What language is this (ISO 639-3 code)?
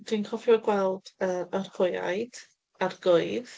cym